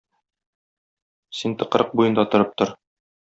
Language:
Tatar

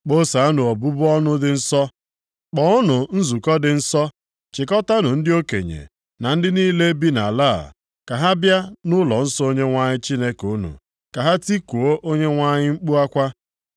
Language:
Igbo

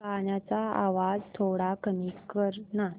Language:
Marathi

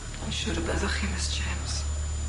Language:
Welsh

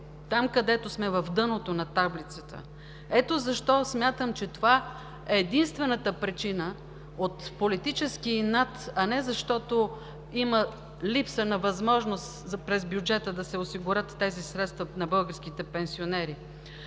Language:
Bulgarian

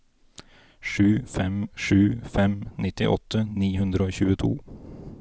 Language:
Norwegian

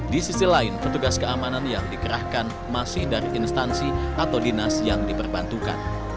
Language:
Indonesian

